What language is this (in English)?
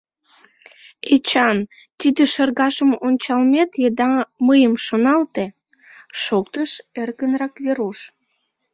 Mari